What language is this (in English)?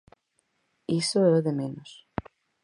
Galician